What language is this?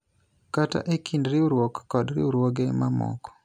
Luo (Kenya and Tanzania)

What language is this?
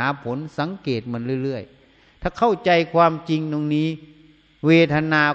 Thai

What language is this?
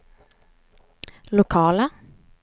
Swedish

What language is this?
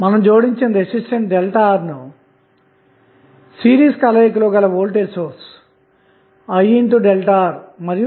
Telugu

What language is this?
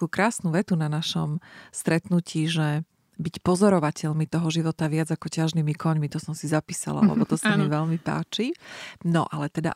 Slovak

